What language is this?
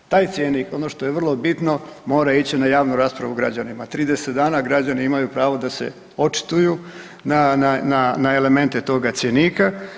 Croatian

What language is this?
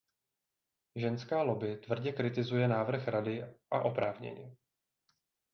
Czech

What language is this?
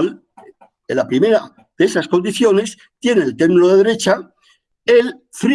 Spanish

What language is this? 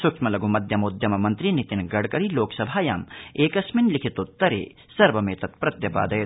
Sanskrit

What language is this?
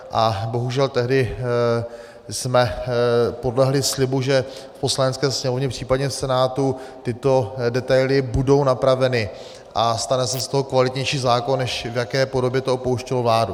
Czech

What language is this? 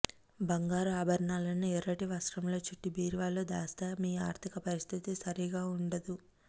Telugu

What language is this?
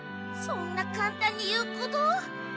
Japanese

